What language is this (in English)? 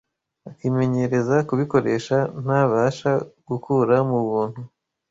Kinyarwanda